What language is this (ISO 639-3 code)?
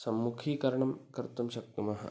san